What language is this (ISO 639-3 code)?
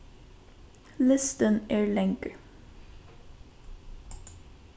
fao